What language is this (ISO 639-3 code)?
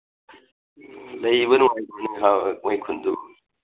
mni